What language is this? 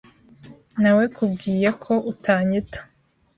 Kinyarwanda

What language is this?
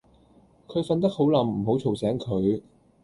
Cantonese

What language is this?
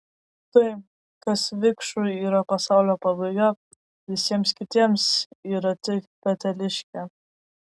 Lithuanian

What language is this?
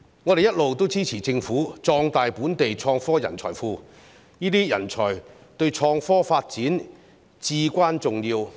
Cantonese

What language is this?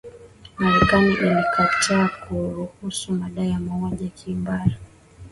Swahili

